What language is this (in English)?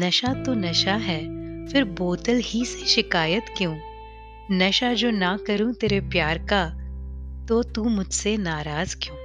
Hindi